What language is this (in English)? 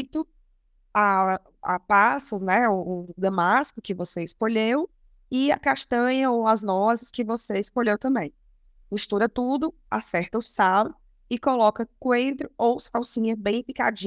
Portuguese